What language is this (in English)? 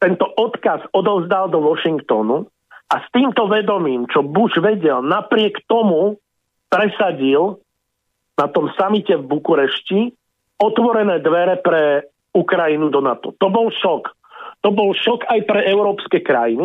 Slovak